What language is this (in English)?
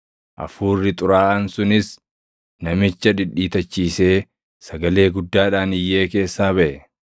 Oromo